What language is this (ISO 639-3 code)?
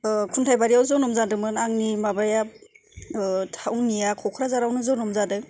brx